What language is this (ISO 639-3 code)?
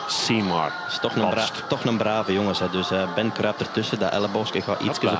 nld